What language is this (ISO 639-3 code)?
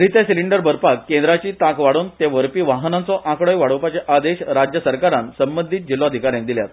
kok